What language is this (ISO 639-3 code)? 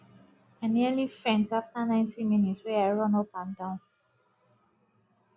pcm